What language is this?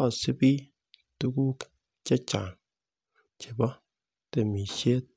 Kalenjin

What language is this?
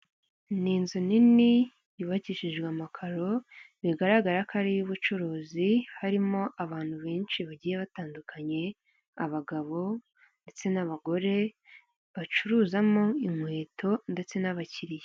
Kinyarwanda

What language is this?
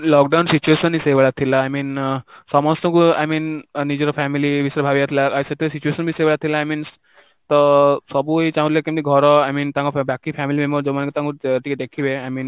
Odia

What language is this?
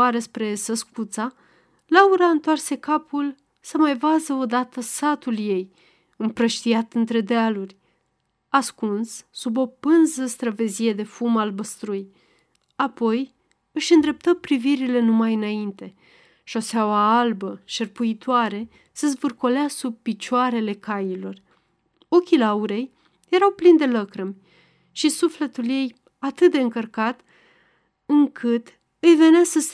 Romanian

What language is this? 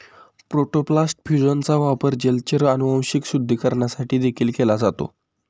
Marathi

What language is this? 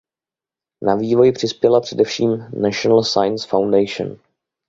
Czech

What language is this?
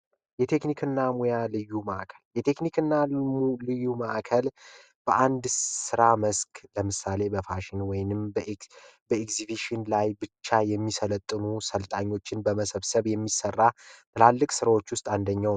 Amharic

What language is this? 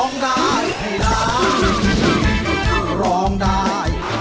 Thai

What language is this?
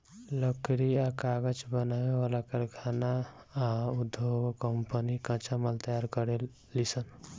Bhojpuri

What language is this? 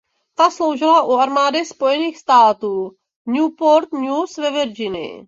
Czech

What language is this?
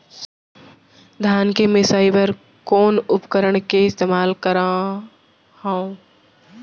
Chhattisgarhi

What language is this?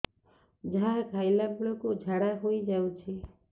Odia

